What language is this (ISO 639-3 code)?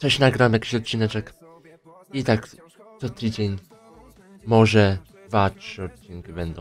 pol